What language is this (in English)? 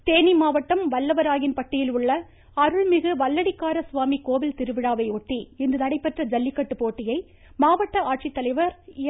Tamil